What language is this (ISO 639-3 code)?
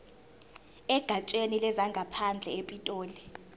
zul